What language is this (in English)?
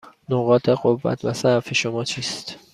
Persian